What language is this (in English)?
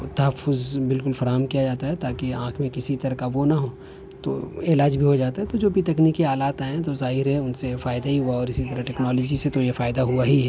Urdu